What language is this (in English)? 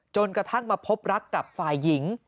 Thai